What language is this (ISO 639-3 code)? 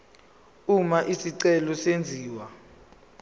zul